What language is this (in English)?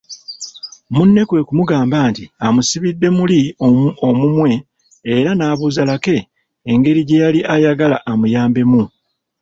Ganda